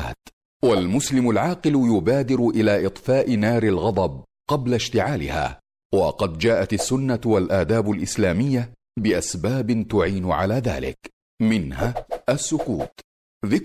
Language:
Arabic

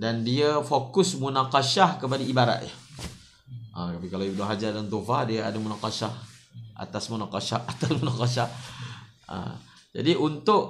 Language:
Malay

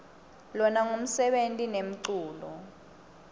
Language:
Swati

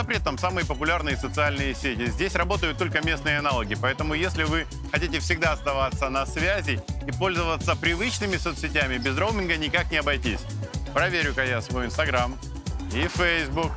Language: Russian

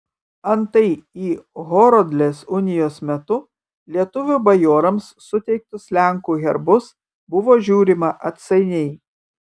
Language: Lithuanian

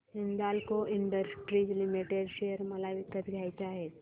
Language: Marathi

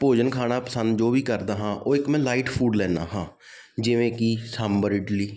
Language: Punjabi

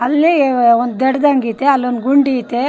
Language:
Kannada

